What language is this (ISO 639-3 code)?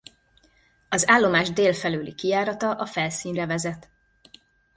hun